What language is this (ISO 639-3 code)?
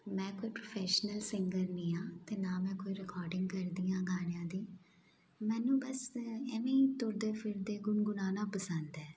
pan